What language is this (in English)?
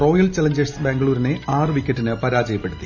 Malayalam